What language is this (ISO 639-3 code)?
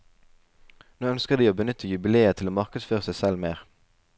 nor